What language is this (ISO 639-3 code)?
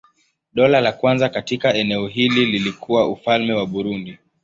swa